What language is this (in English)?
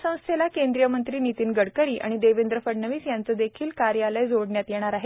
Marathi